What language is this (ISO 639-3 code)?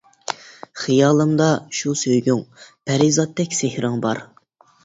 uig